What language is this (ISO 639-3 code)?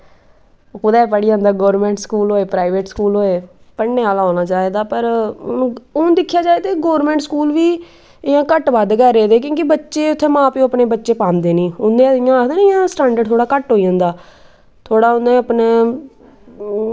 doi